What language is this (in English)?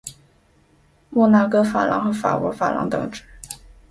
Chinese